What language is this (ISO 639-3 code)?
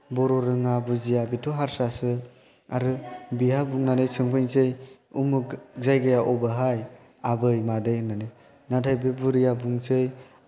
brx